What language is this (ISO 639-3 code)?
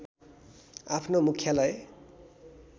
nep